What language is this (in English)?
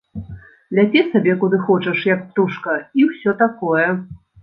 Belarusian